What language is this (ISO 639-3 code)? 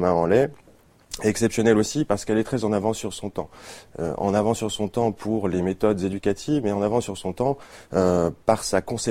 fra